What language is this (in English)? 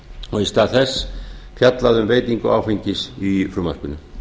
Icelandic